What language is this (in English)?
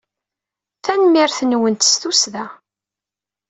Kabyle